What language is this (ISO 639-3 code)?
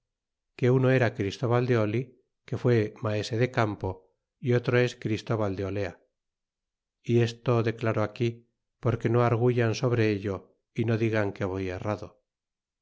spa